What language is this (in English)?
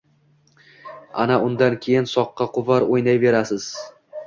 Uzbek